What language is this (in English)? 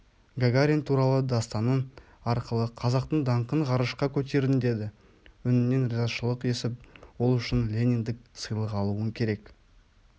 Kazakh